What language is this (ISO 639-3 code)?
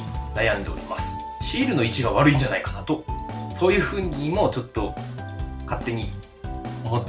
jpn